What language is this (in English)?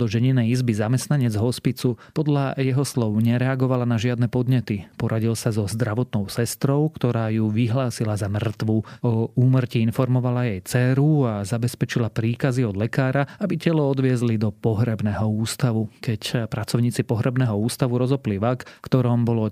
Slovak